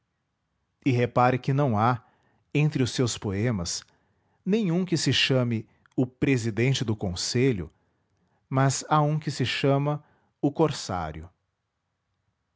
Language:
Portuguese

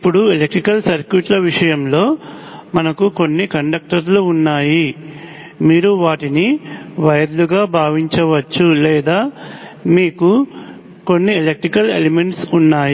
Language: Telugu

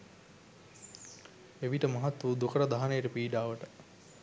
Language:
Sinhala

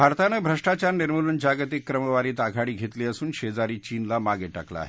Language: Marathi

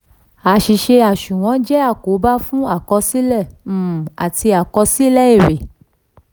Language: Yoruba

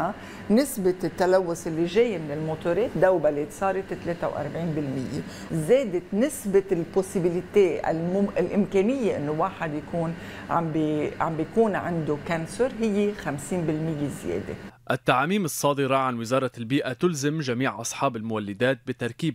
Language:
Arabic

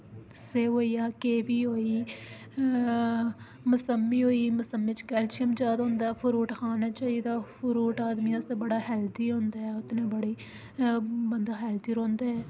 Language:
Dogri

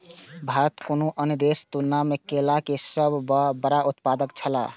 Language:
Maithili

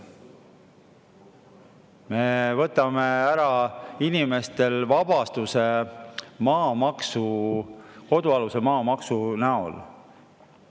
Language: Estonian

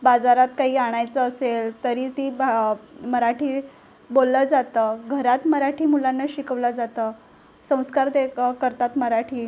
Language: Marathi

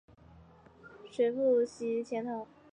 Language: Chinese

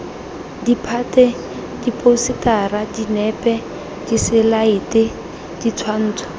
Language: Tswana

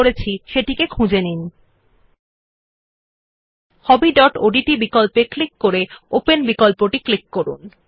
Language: Bangla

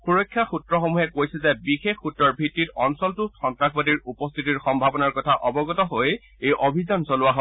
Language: Assamese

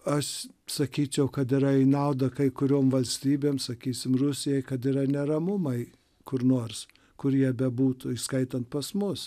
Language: Lithuanian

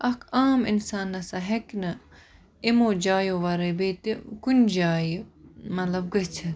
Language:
Kashmiri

